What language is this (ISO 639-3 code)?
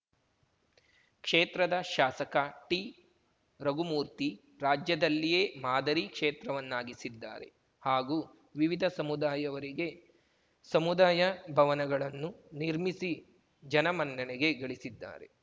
kan